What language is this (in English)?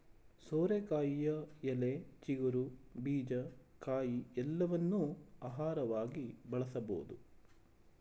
Kannada